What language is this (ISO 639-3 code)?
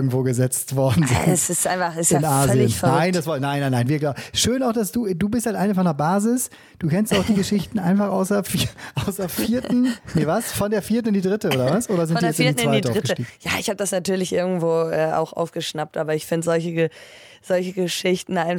deu